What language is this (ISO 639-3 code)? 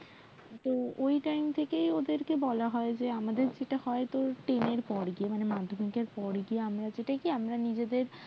ben